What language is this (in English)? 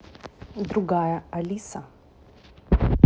Russian